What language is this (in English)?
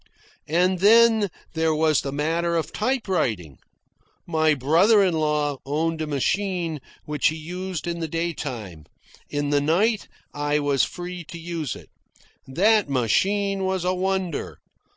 English